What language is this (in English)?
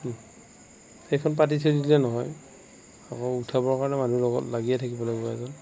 Assamese